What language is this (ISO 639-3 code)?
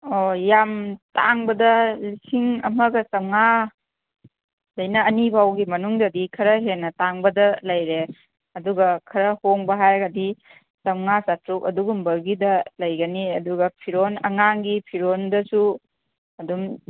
mni